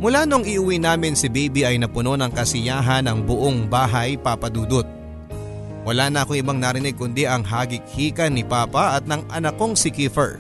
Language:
Filipino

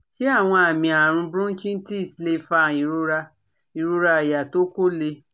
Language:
Yoruba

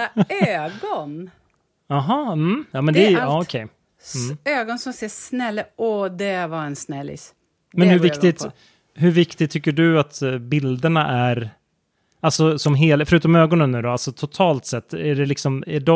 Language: Swedish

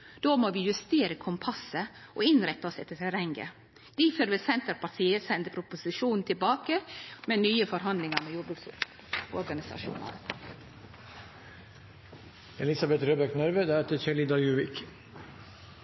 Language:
Norwegian Nynorsk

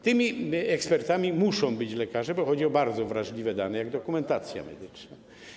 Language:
Polish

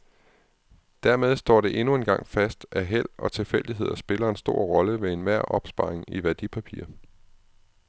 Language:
Danish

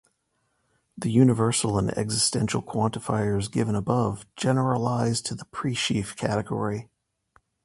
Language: English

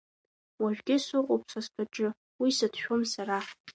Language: Abkhazian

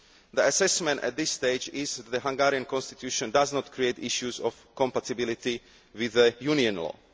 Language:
English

